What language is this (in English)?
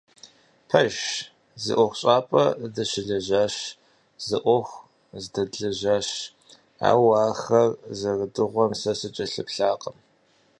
Kabardian